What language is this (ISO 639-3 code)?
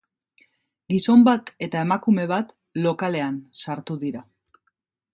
eus